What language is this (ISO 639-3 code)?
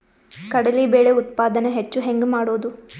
kan